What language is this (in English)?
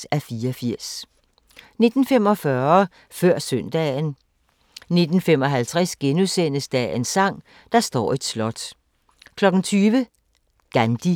Danish